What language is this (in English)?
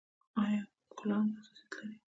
Pashto